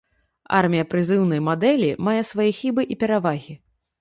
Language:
Belarusian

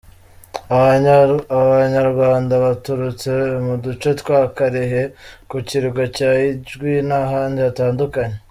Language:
Kinyarwanda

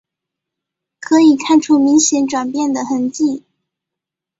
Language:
Chinese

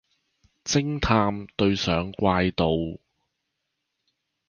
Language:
Chinese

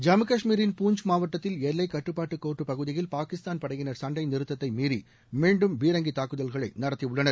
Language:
Tamil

